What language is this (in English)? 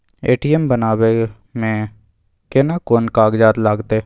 Maithili